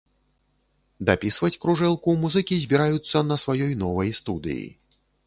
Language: Belarusian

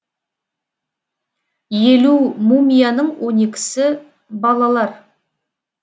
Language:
Kazakh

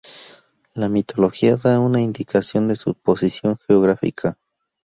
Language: Spanish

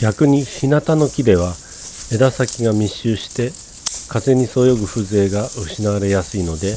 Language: Japanese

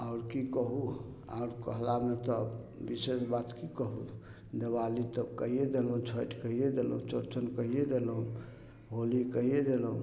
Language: Maithili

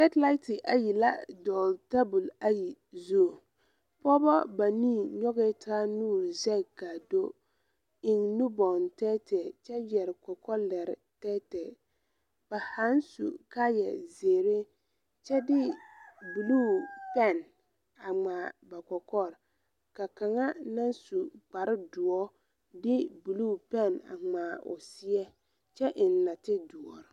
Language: Southern Dagaare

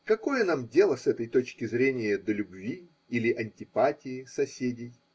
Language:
Russian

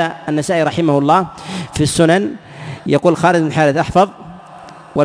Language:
Arabic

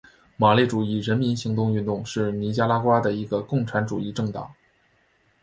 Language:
Chinese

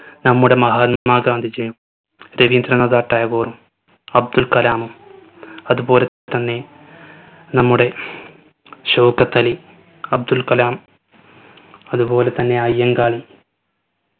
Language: Malayalam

